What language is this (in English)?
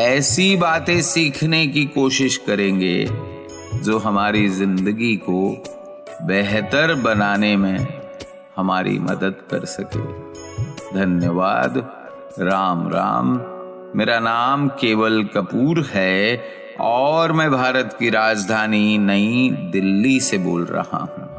Hindi